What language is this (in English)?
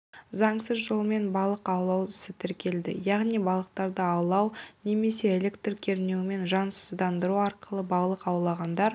Kazakh